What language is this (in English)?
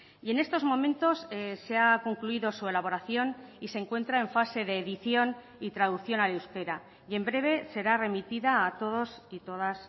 Spanish